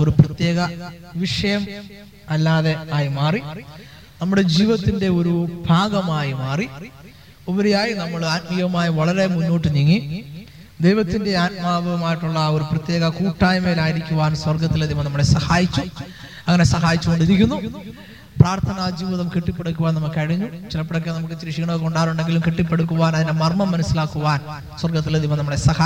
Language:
Malayalam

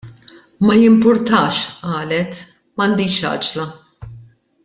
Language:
Maltese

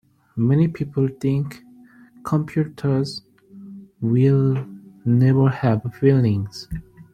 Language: English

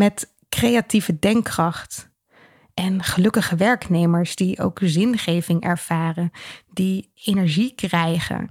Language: Dutch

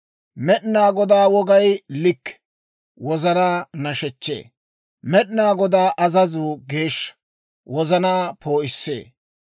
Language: Dawro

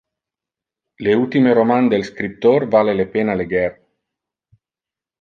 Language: Interlingua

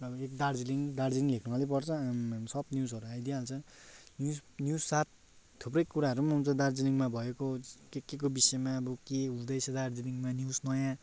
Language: Nepali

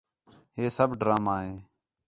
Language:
Khetrani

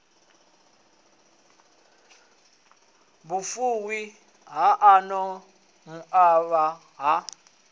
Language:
Venda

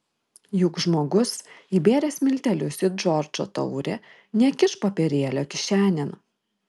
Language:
Lithuanian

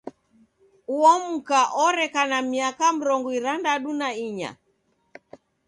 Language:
Taita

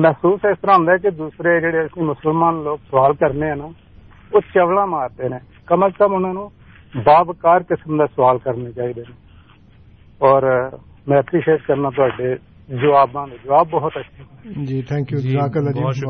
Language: Urdu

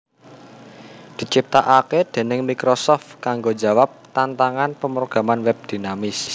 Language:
Javanese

